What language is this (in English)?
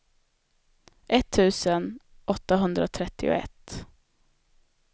Swedish